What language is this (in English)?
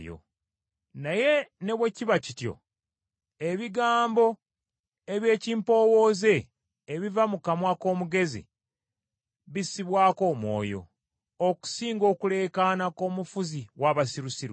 Ganda